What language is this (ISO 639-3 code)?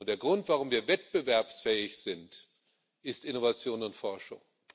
deu